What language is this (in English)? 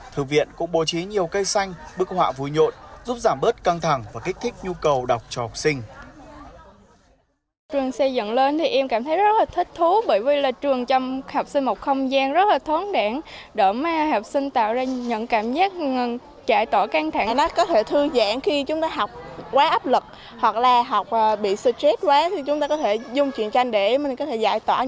Vietnamese